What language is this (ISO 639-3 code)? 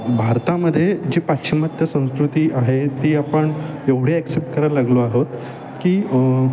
mar